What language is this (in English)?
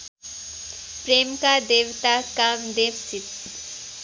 Nepali